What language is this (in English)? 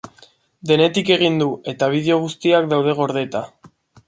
Basque